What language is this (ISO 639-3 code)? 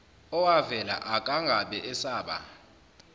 zul